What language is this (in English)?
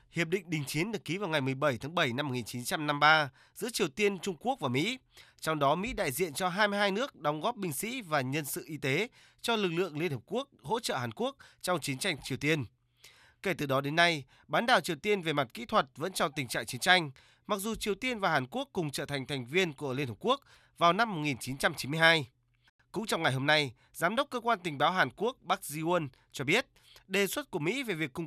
Vietnamese